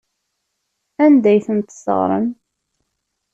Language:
Kabyle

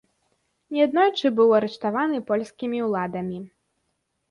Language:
Belarusian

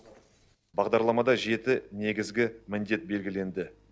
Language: Kazakh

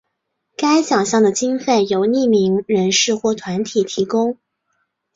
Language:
Chinese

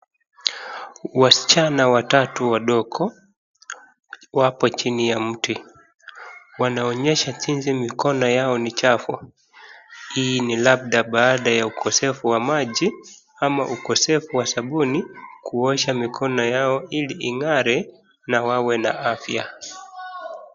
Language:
Swahili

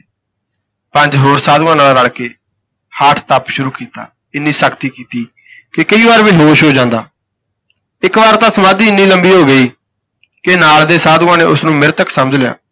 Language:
Punjabi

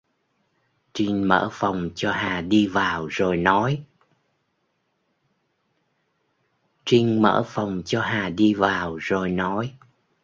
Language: Vietnamese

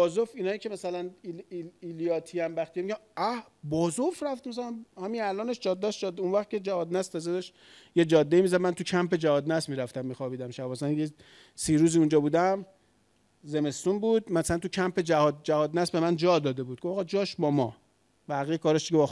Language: Persian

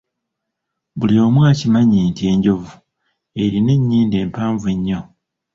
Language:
Ganda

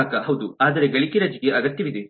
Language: Kannada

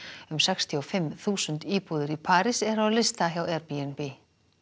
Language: Icelandic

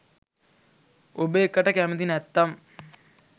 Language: Sinhala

